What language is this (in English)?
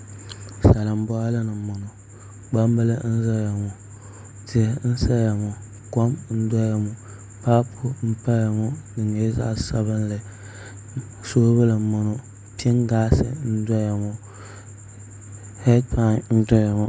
Dagbani